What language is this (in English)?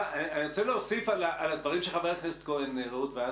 Hebrew